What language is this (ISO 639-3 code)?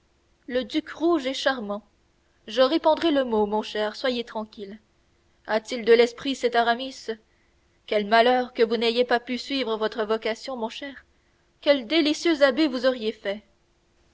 fra